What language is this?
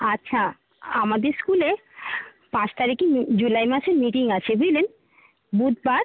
Bangla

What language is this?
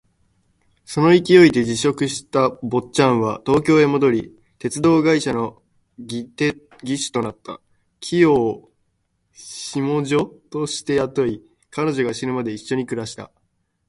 Japanese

